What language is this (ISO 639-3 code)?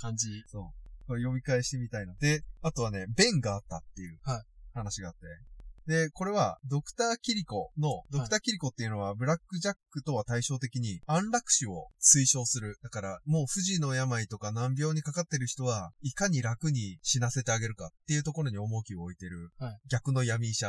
jpn